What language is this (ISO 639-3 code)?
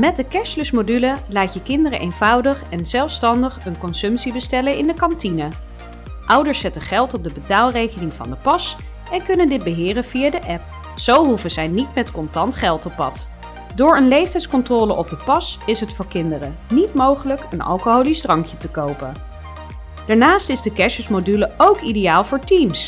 nld